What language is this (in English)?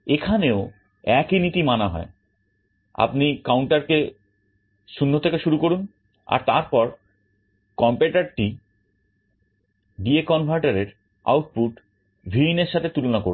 Bangla